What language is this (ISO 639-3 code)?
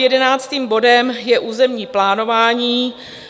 ces